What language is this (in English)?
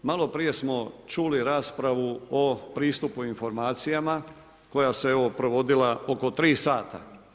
Croatian